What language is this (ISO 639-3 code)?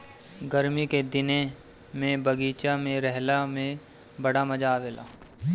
bho